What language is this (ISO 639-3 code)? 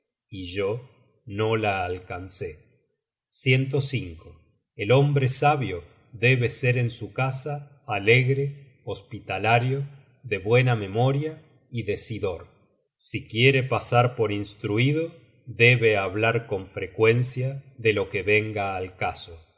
spa